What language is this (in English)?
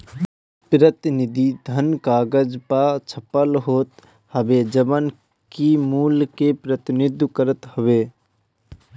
Bhojpuri